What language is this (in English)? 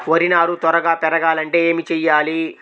Telugu